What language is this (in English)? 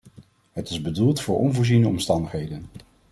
Dutch